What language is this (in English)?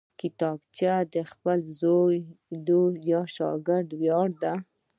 Pashto